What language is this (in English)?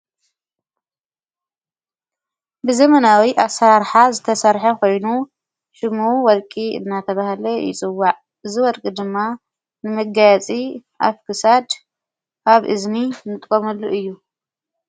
Tigrinya